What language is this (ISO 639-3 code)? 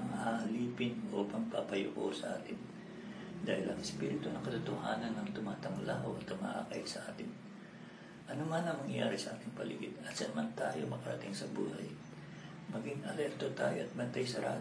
fil